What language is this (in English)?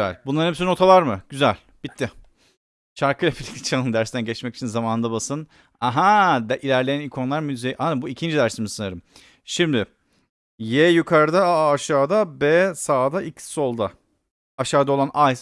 Turkish